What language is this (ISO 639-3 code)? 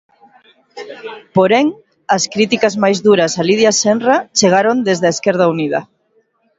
glg